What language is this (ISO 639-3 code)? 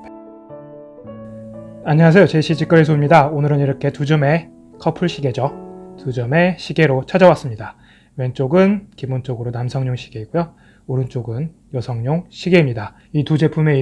kor